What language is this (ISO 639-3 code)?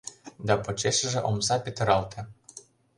chm